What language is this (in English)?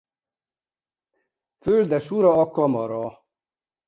Hungarian